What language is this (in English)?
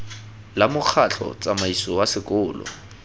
Tswana